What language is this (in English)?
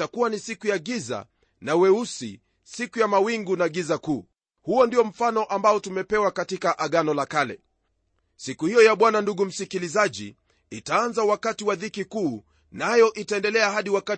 Swahili